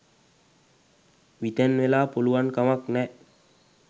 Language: Sinhala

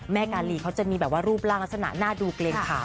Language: Thai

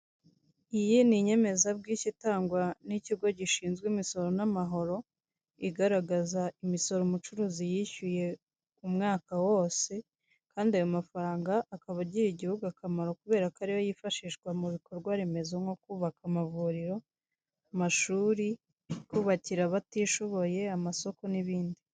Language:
Kinyarwanda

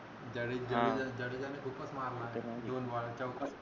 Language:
Marathi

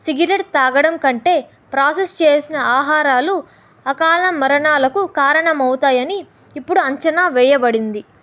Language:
Telugu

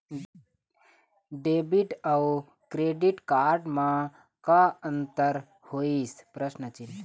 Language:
Chhattisgarhi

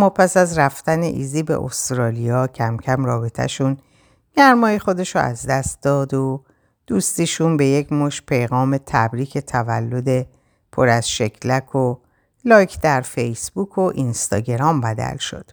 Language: Persian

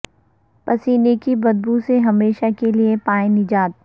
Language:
Urdu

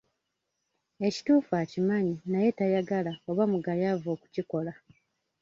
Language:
Ganda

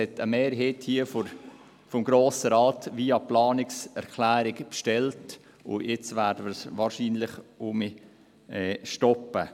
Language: Swiss German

